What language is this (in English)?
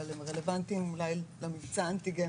Hebrew